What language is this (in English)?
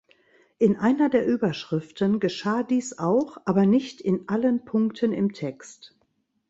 German